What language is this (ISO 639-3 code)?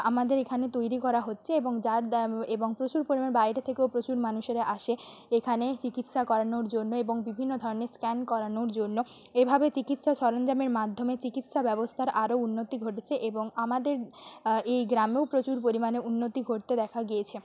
ben